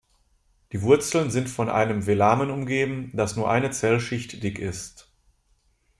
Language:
German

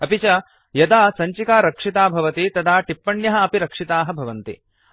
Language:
Sanskrit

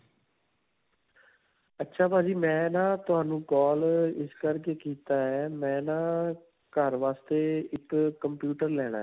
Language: Punjabi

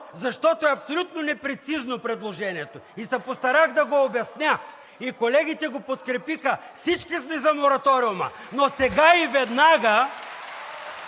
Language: Bulgarian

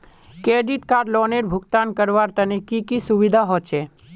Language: Magahi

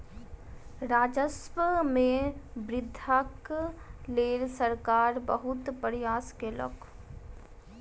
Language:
Maithili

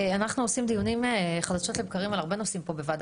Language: Hebrew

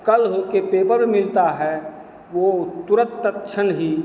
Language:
Hindi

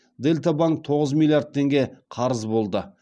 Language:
Kazakh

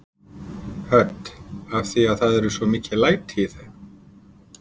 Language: Icelandic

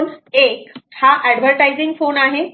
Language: Marathi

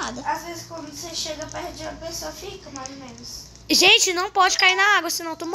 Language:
Portuguese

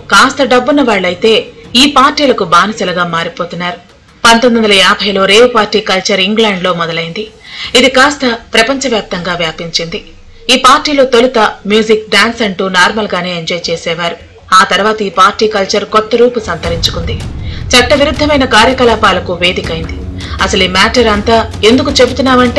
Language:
Telugu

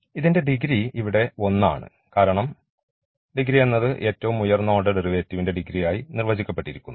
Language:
Malayalam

